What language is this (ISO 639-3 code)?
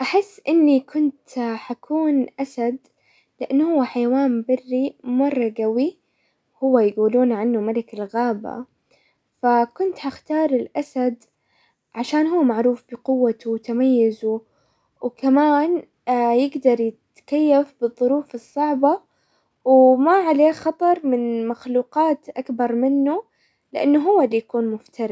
acw